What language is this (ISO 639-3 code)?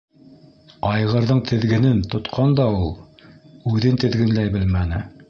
bak